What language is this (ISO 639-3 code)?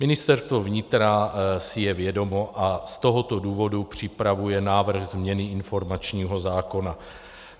ces